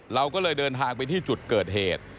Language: Thai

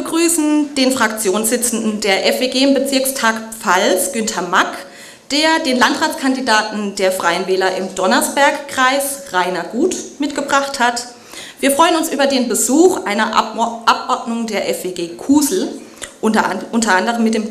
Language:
German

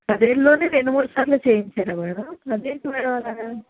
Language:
Telugu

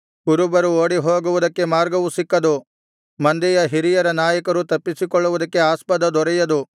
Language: Kannada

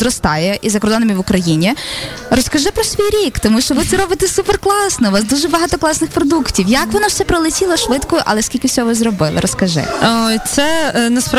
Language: Ukrainian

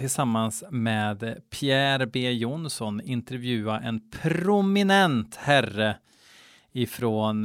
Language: Swedish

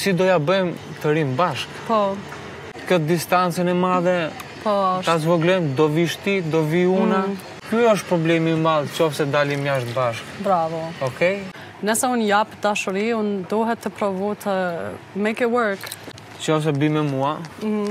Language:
Romanian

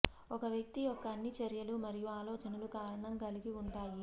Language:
Telugu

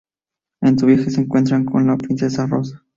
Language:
Spanish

